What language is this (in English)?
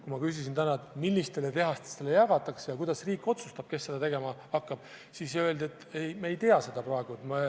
Estonian